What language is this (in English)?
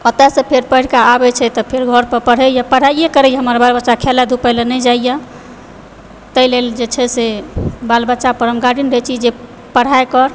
Maithili